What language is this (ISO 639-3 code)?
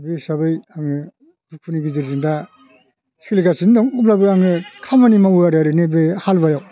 brx